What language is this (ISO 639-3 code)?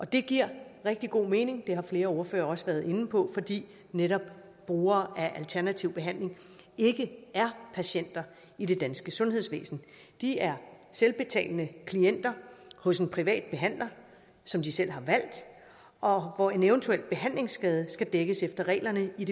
dan